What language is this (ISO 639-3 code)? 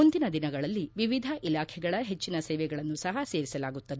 kan